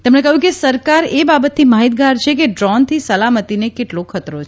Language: Gujarati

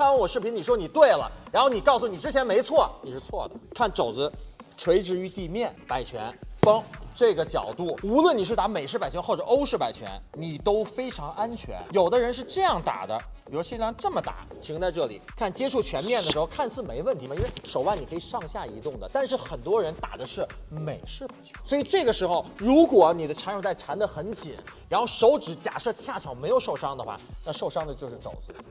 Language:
Chinese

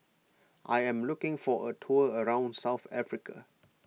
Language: English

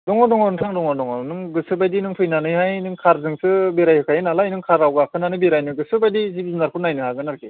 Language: Bodo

